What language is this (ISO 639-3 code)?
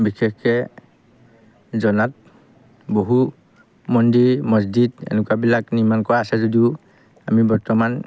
asm